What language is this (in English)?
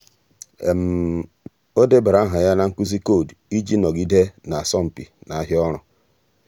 Igbo